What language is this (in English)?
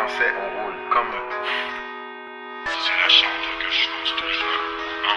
French